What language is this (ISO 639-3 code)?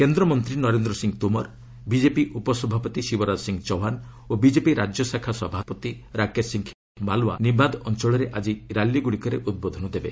ori